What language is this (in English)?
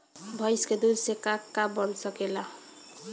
Bhojpuri